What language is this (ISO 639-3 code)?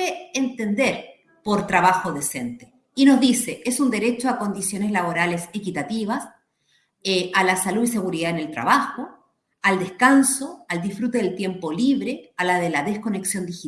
spa